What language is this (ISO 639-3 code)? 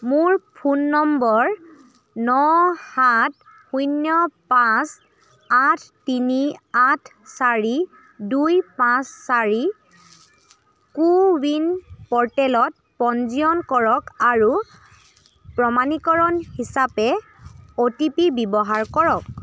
asm